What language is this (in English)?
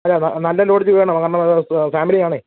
Malayalam